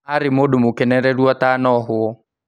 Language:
Kikuyu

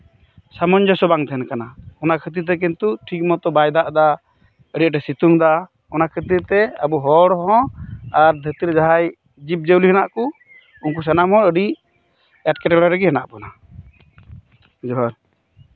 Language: Santali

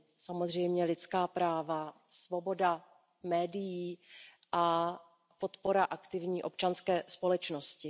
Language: Czech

